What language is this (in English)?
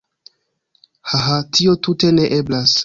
Esperanto